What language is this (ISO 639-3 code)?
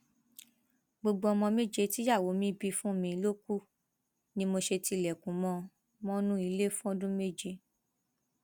yor